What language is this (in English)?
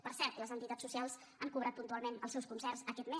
Catalan